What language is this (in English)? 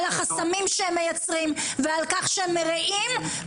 Hebrew